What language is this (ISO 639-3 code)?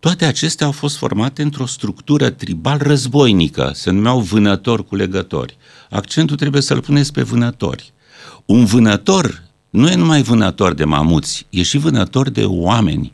ron